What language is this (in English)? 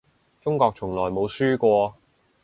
Cantonese